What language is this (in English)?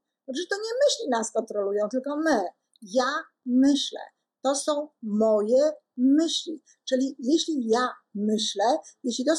Polish